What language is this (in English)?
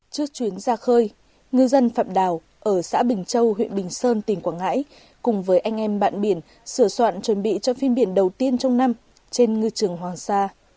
Vietnamese